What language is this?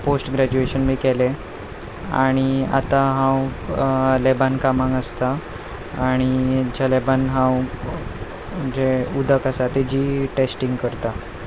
Konkani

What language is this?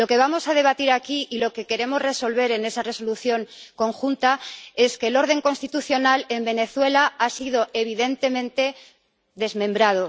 Spanish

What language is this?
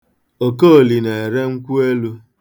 Igbo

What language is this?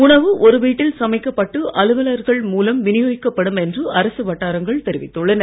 Tamil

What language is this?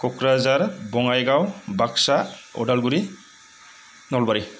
Bodo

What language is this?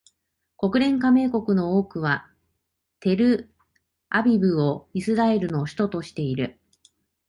Japanese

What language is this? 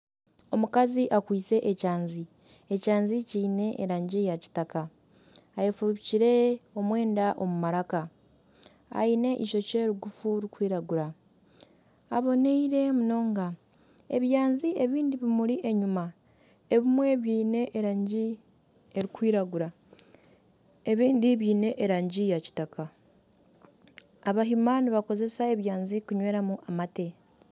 Nyankole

